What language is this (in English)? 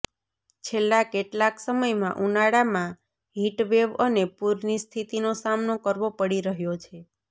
Gujarati